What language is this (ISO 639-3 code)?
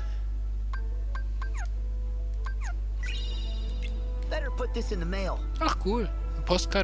deu